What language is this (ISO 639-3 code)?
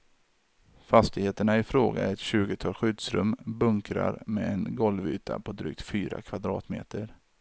swe